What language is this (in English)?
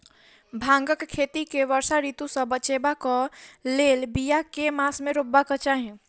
Maithili